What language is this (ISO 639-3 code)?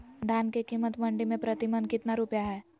mag